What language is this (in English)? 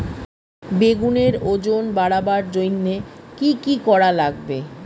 Bangla